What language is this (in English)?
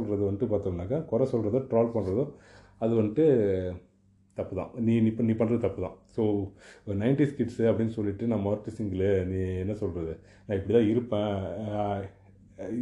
Tamil